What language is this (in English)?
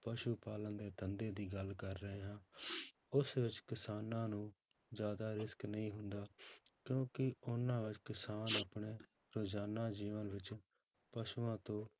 Punjabi